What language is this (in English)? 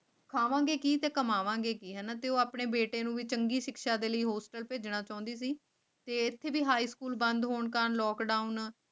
Punjabi